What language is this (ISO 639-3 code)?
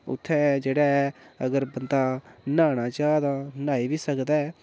doi